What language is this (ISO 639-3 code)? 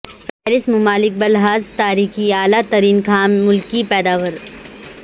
urd